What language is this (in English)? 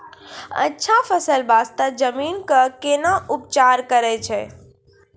Maithili